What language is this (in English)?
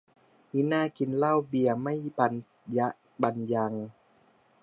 Thai